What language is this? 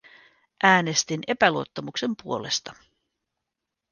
Finnish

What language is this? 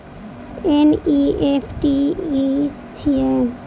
Maithili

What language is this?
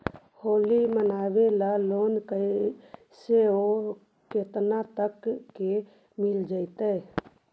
Magahi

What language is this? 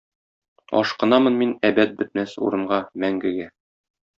Tatar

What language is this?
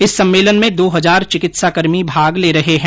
Hindi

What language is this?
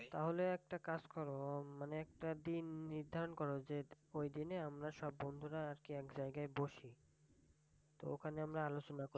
Bangla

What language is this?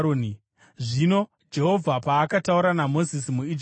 Shona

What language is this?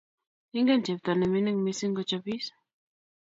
Kalenjin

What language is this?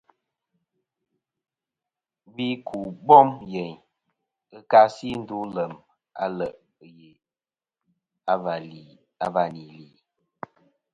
Kom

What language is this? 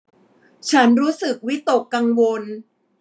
Thai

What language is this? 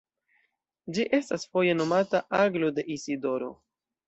Esperanto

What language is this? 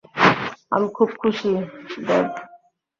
Bangla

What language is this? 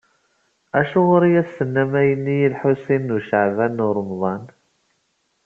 Kabyle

